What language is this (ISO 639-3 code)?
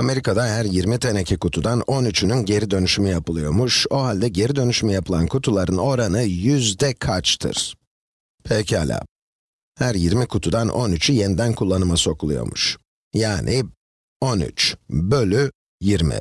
tur